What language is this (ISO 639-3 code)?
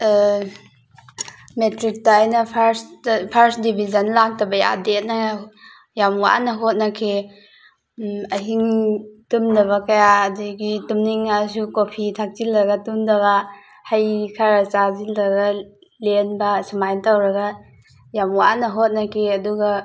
mni